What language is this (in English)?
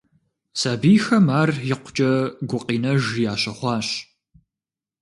Kabardian